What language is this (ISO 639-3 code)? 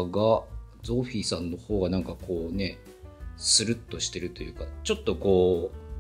jpn